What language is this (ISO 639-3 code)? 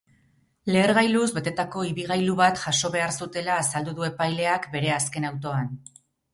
eus